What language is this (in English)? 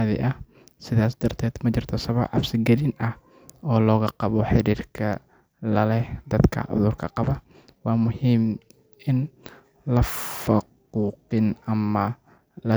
Somali